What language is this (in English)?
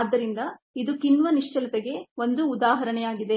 Kannada